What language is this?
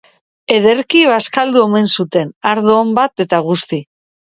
Basque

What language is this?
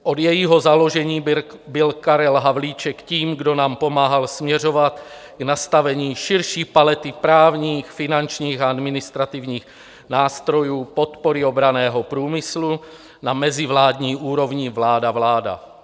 Czech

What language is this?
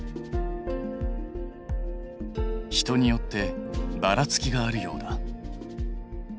Japanese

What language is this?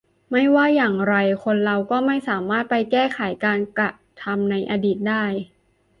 Thai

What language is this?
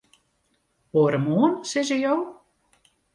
Western Frisian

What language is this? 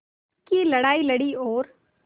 Hindi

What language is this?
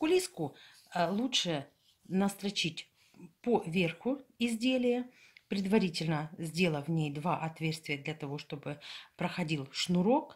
Russian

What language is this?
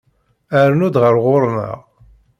Kabyle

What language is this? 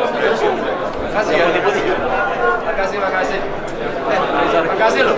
Indonesian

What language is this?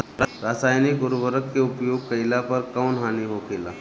Bhojpuri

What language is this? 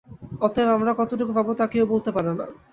Bangla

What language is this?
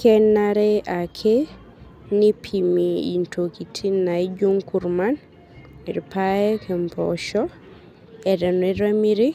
Masai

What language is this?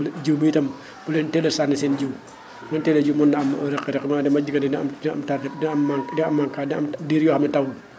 Wolof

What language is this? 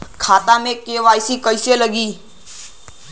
Bhojpuri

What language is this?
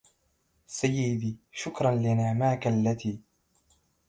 Arabic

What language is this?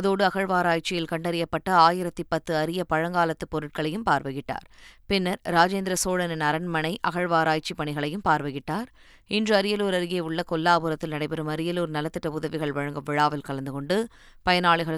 Tamil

